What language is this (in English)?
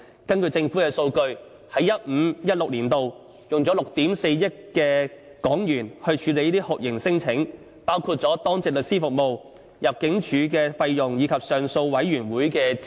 Cantonese